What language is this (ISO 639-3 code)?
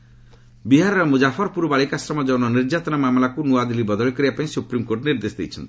ori